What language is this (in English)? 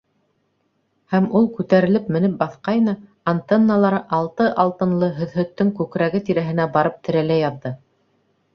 Bashkir